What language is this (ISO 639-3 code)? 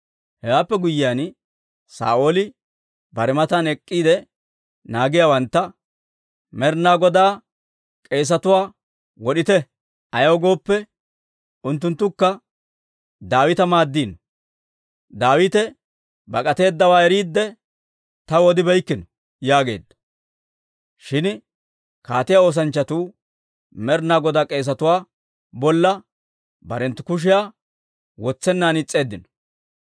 dwr